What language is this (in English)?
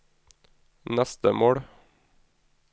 Norwegian